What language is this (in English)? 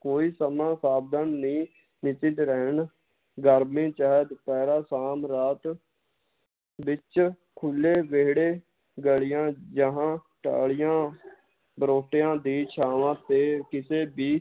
Punjabi